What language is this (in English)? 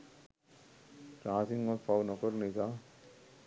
Sinhala